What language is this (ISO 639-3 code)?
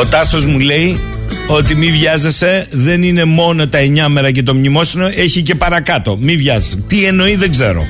ell